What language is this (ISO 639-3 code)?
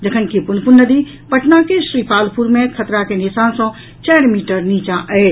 mai